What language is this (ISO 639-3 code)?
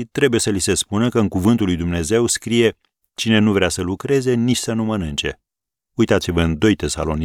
ron